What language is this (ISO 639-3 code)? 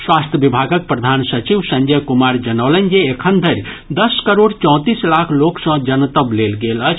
mai